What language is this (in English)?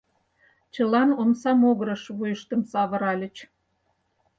Mari